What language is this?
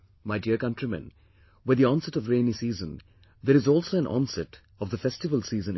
English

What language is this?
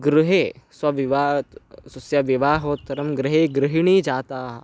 Sanskrit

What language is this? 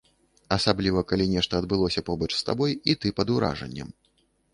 Belarusian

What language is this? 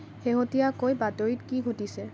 Assamese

